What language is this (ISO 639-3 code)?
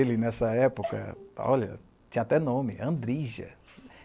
por